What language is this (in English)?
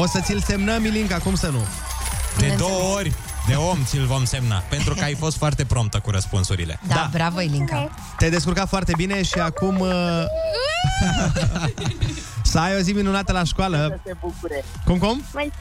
Romanian